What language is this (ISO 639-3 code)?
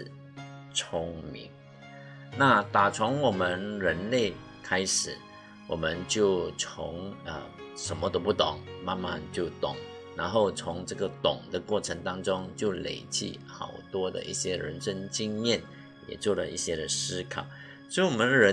zho